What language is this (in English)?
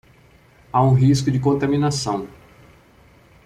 Portuguese